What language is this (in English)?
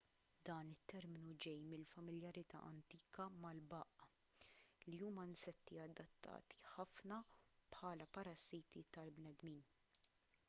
Maltese